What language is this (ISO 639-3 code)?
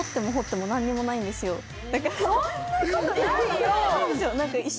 jpn